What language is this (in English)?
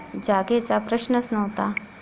Marathi